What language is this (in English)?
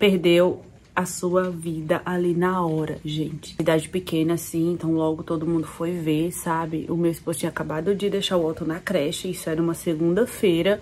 Portuguese